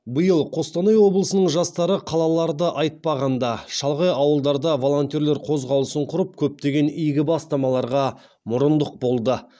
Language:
Kazakh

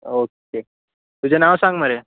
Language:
Konkani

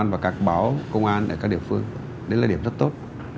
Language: Vietnamese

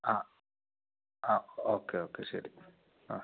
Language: Malayalam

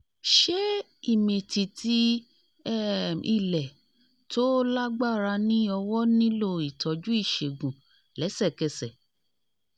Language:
Yoruba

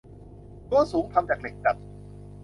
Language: Thai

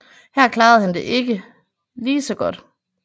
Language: Danish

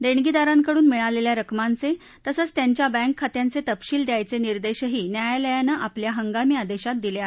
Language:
Marathi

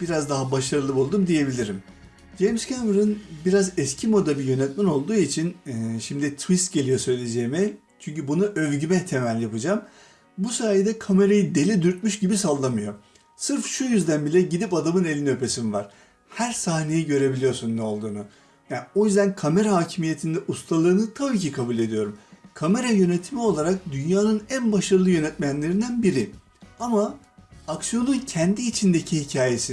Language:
Turkish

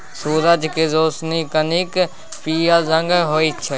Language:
Maithili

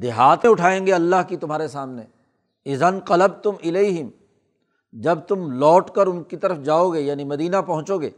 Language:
Urdu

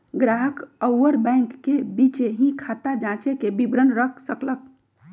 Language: Magahi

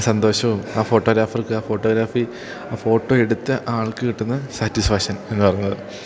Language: Malayalam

